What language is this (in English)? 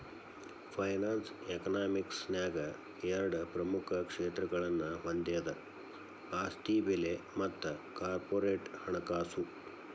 Kannada